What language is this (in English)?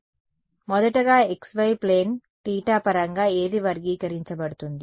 Telugu